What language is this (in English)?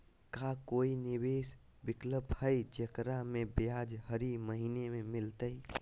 Magahi